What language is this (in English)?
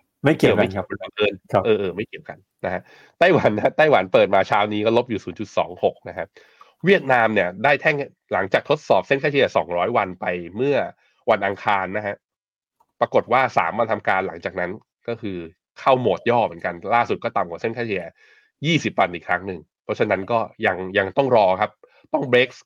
Thai